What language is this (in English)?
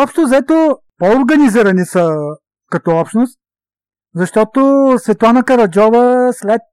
Bulgarian